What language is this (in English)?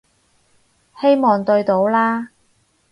Cantonese